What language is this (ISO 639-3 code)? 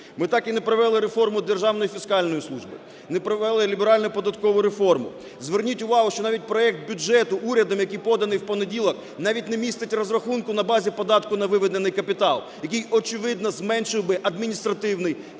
ukr